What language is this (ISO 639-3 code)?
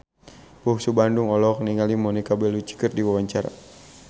sun